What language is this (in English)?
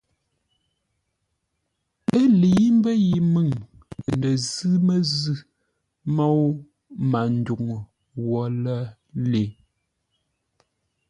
Ngombale